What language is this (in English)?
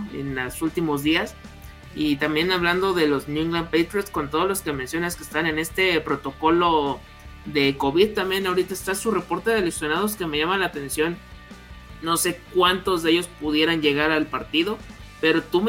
Spanish